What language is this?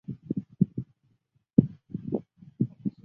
Chinese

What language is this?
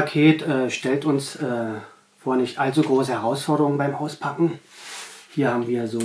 German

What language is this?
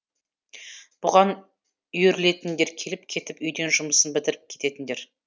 Kazakh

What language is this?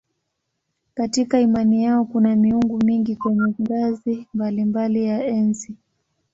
Swahili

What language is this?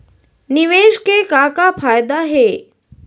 Chhattisgarhi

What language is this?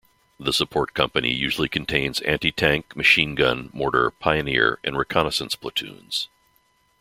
English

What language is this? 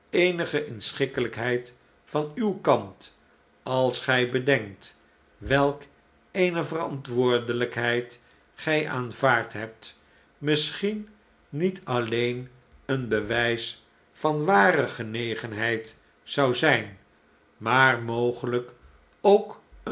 Dutch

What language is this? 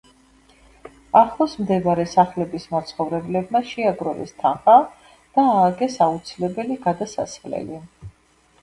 Georgian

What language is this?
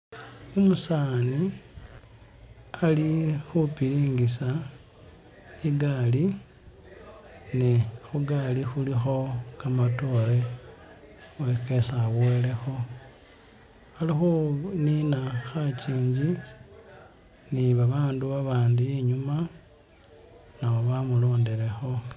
Masaaba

